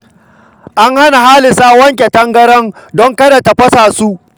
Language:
Hausa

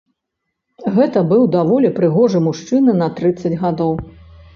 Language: Belarusian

